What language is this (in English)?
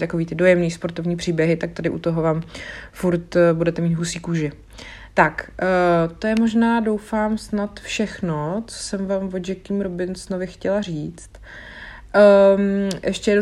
Czech